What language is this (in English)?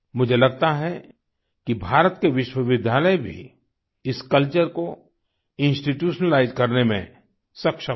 Hindi